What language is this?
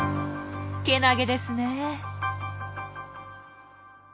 Japanese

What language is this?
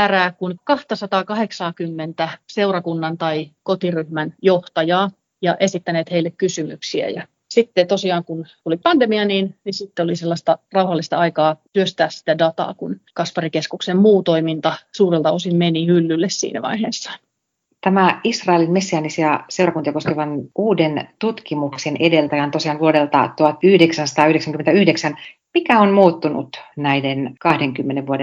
Finnish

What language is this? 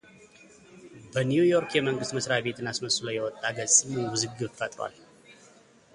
Amharic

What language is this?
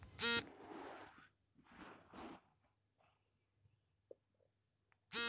Kannada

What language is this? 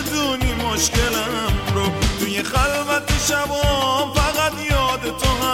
Persian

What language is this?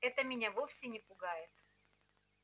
Russian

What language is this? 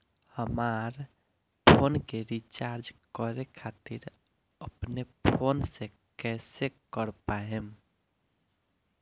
Bhojpuri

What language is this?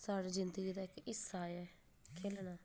Dogri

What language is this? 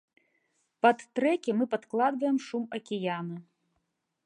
Belarusian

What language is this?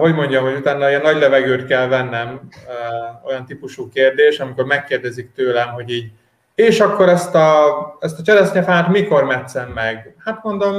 Hungarian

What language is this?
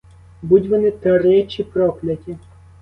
Ukrainian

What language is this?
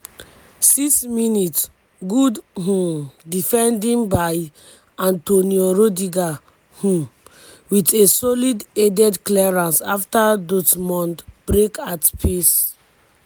Nigerian Pidgin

